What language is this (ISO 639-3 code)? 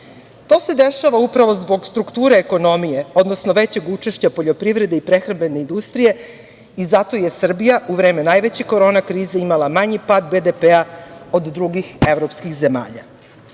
srp